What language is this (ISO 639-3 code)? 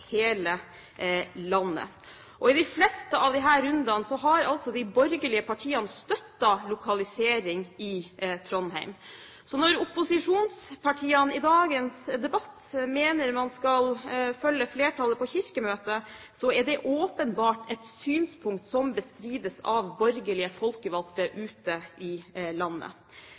nob